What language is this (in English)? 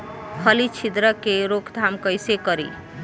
Bhojpuri